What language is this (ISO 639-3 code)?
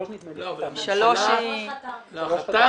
heb